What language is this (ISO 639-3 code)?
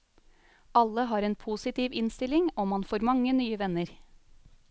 nor